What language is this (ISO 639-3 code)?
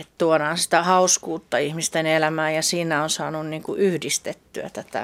fin